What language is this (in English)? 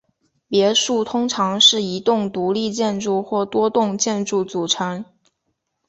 Chinese